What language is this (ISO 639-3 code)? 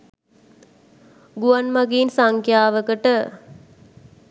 sin